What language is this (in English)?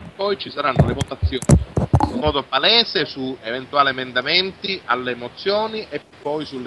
Italian